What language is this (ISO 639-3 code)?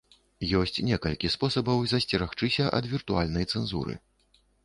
bel